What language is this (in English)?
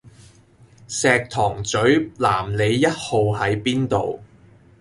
Cantonese